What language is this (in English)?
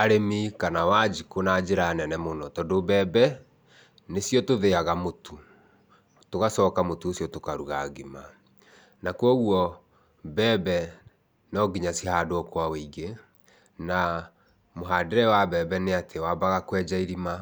Kikuyu